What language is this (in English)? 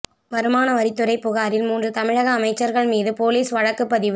Tamil